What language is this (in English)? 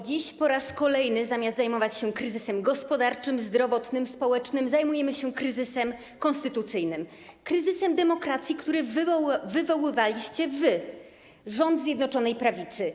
Polish